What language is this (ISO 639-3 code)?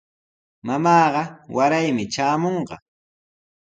qws